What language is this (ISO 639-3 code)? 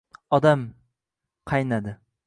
uzb